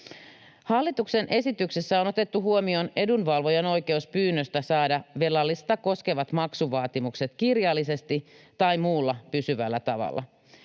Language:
Finnish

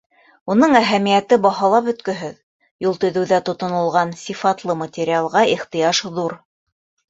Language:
Bashkir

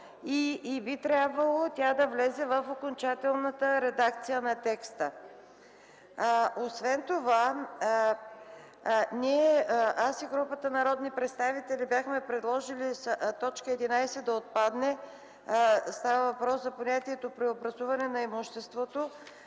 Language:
Bulgarian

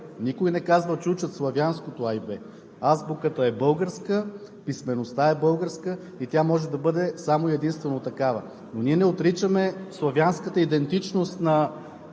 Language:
Bulgarian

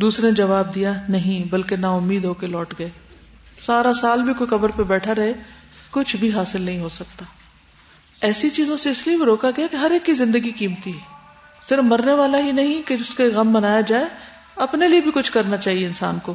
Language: Urdu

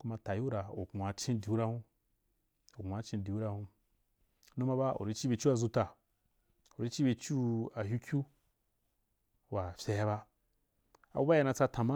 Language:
Wapan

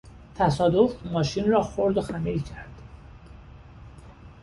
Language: Persian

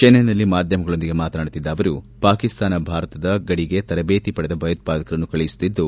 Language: Kannada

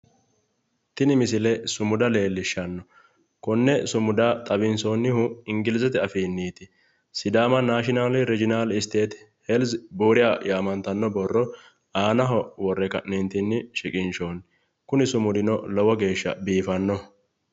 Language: Sidamo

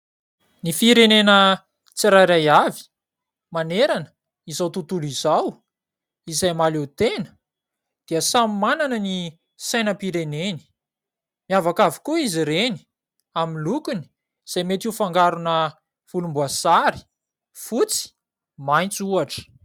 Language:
Malagasy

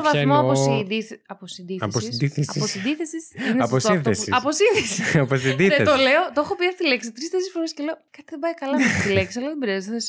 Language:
Greek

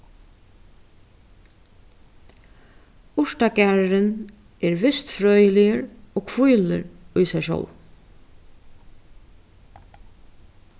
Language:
Faroese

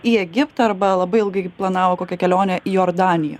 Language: Lithuanian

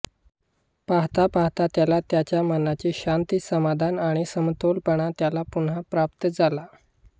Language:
Marathi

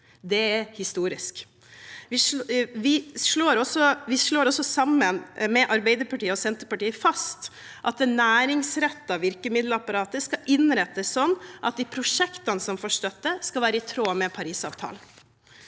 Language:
Norwegian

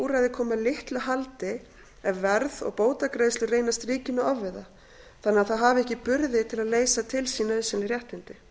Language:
Icelandic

